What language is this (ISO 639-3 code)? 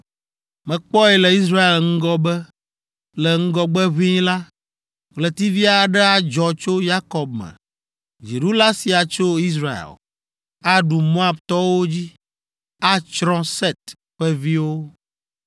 ewe